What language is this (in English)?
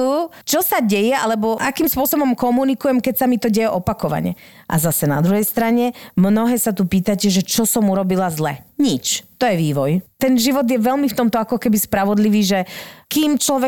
Slovak